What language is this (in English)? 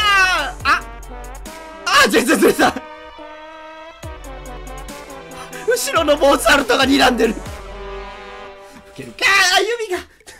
Japanese